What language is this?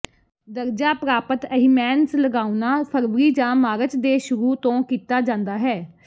Punjabi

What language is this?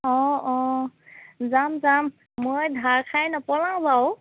Assamese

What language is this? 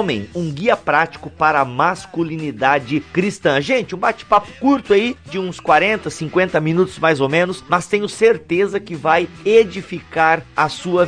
Portuguese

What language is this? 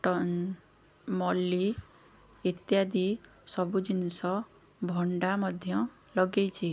Odia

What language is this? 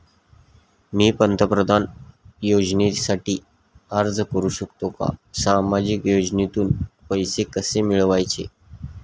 Marathi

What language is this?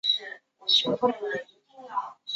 Chinese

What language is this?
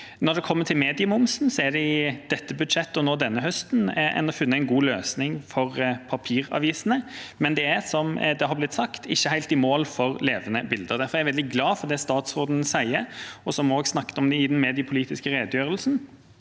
Norwegian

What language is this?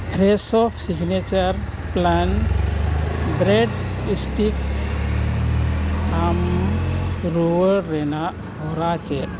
Santali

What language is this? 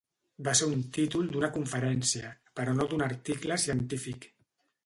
Catalan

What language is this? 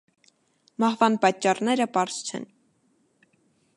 Armenian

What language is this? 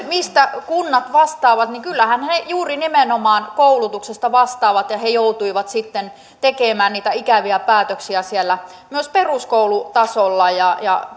Finnish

